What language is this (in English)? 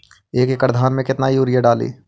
Magahi